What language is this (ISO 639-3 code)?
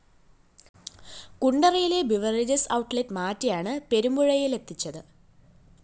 mal